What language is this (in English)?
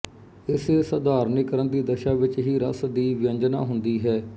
Punjabi